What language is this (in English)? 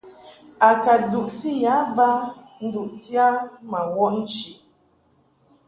Mungaka